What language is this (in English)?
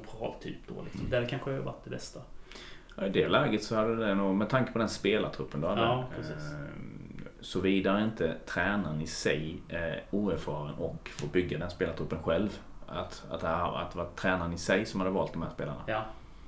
Swedish